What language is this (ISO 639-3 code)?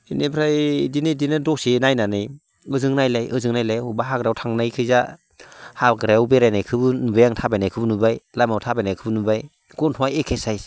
brx